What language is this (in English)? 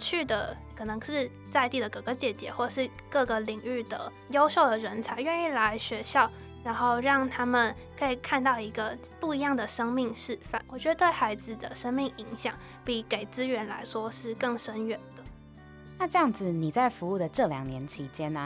Chinese